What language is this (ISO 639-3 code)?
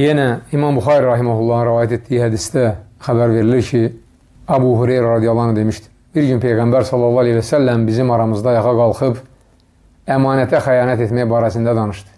tur